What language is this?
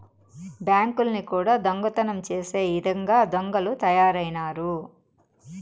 Telugu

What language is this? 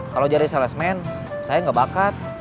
Indonesian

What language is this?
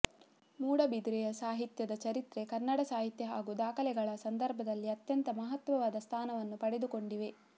Kannada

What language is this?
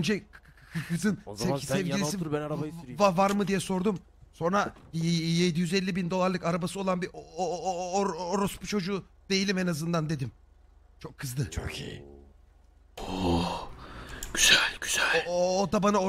Turkish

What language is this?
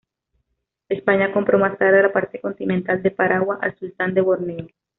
Spanish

